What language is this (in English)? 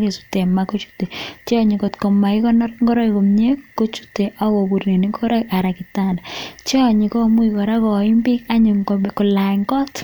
Kalenjin